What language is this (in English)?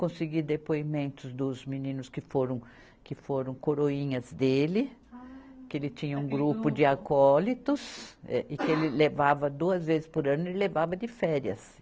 Portuguese